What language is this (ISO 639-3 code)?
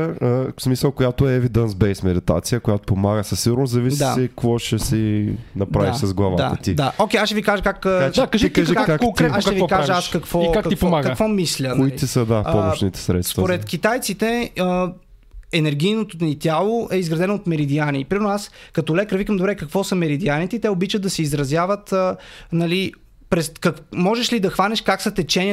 bul